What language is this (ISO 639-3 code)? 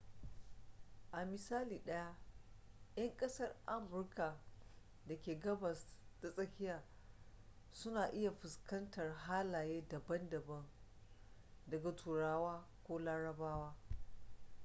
hau